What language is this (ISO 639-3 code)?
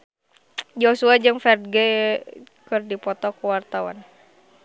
sun